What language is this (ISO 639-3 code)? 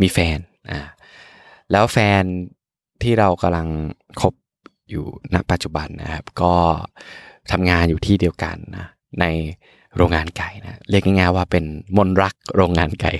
tha